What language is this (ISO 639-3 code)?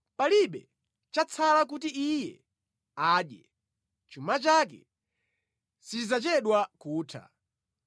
nya